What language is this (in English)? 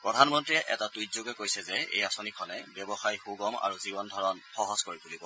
Assamese